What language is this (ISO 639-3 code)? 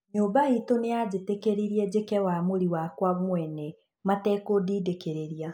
kik